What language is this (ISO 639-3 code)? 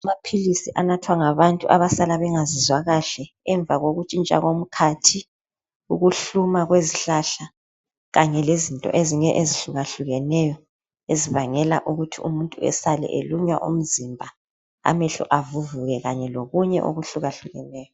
nde